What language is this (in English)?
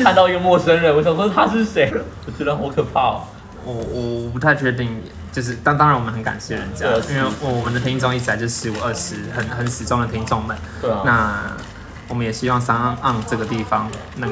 Chinese